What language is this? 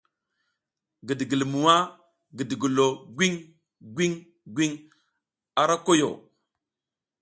South Giziga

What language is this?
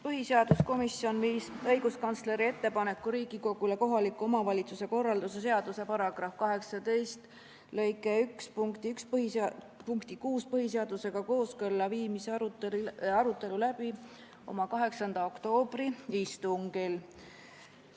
Estonian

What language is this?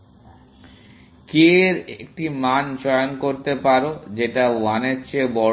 Bangla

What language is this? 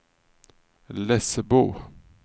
Swedish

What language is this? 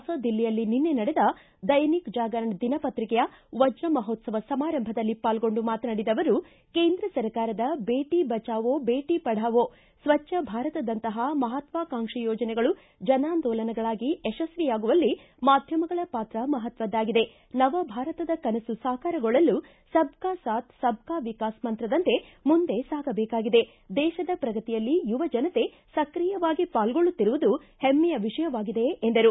Kannada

